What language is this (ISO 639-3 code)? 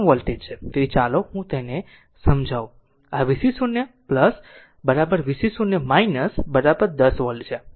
guj